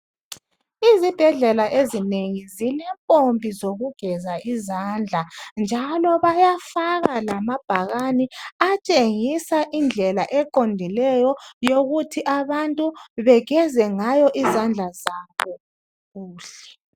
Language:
North Ndebele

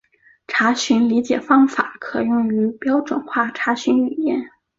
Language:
Chinese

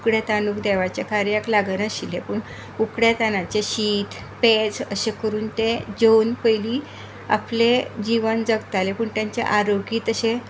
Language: Konkani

